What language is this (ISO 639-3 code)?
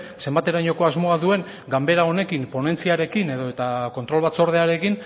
eus